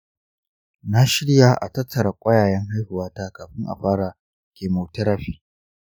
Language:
Hausa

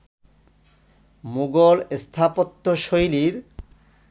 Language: Bangla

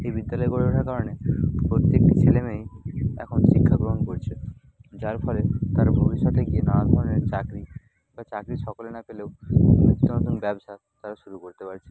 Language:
Bangla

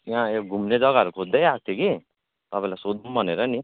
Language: Nepali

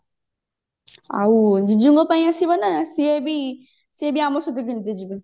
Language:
Odia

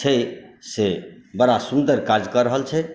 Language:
Maithili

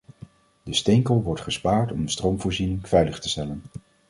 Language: Dutch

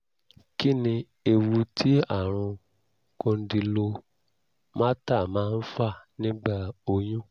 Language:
Yoruba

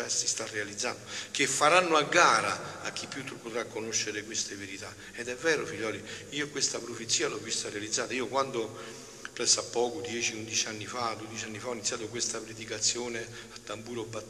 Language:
Italian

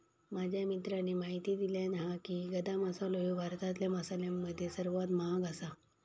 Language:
Marathi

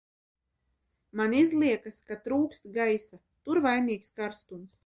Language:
Latvian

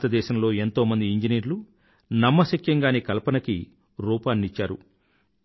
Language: Telugu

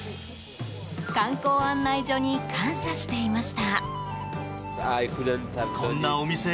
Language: Japanese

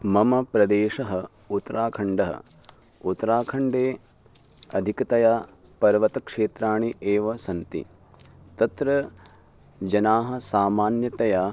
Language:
Sanskrit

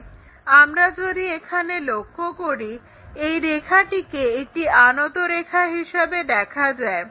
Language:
Bangla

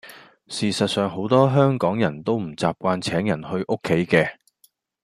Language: Cantonese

